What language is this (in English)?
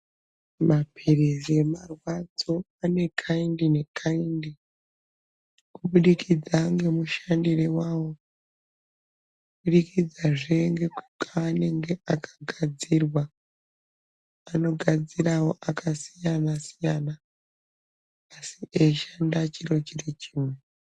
Ndau